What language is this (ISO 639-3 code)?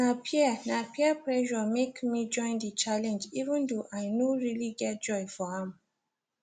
pcm